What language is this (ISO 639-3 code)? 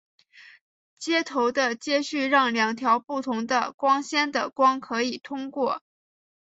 zho